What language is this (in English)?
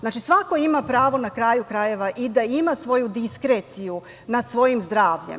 Serbian